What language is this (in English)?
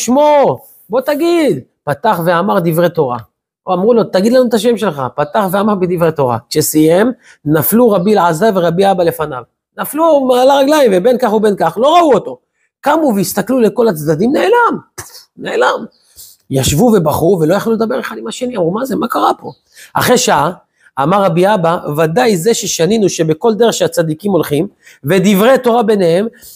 Hebrew